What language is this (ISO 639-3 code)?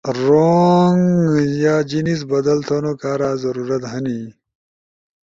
ush